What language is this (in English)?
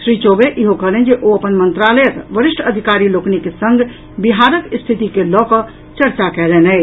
Maithili